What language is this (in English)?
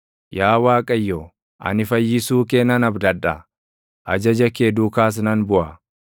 Oromo